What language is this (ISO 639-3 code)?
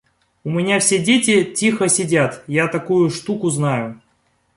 rus